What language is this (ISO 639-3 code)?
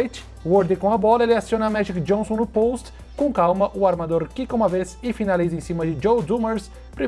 por